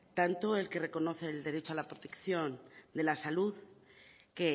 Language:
Spanish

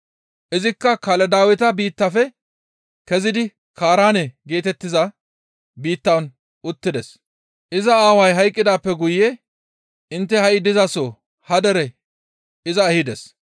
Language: Gamo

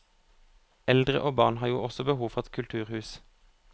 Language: Norwegian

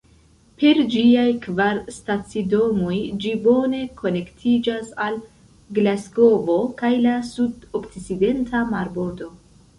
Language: Esperanto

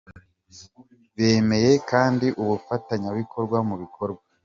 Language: Kinyarwanda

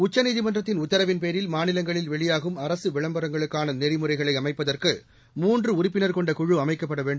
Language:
Tamil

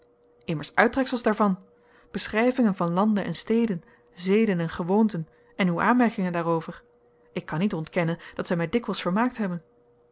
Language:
Dutch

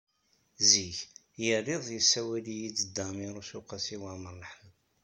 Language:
Kabyle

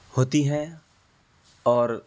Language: Urdu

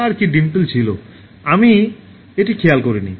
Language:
Bangla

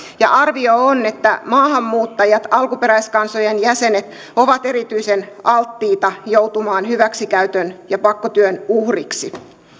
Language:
Finnish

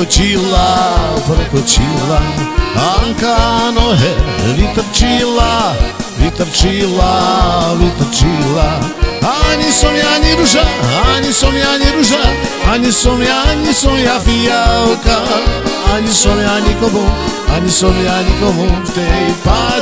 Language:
Polish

